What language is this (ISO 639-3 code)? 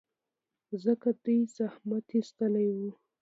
pus